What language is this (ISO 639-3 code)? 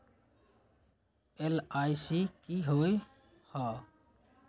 mag